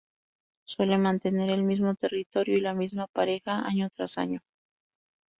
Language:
Spanish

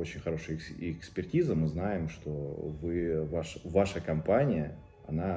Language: Russian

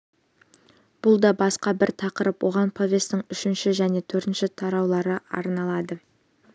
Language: Kazakh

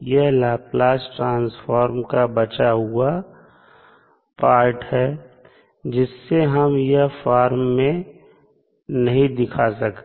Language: Hindi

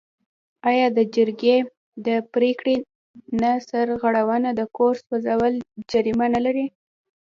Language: Pashto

